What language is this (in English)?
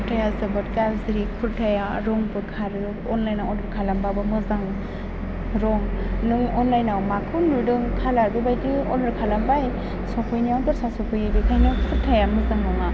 Bodo